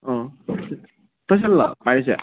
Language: Manipuri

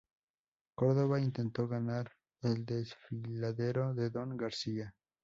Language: Spanish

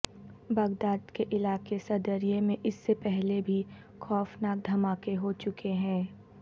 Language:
Urdu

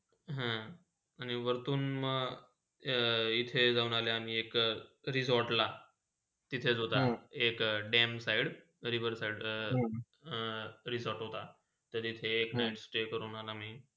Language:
Marathi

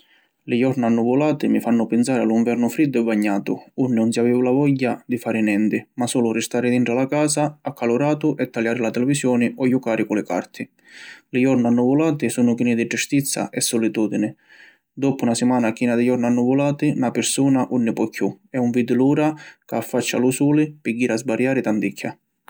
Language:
Sicilian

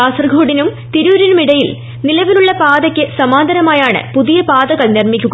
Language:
Malayalam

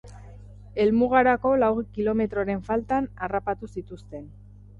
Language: Basque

